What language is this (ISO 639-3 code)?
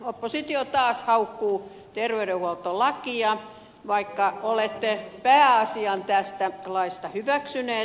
fin